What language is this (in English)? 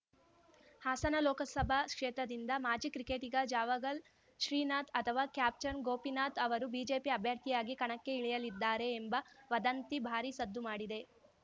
Kannada